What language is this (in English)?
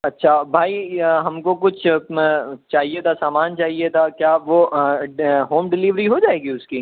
Urdu